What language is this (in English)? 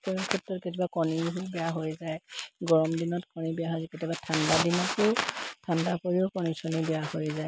Assamese